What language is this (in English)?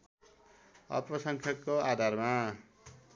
Nepali